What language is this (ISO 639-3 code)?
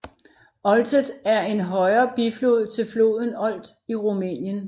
dan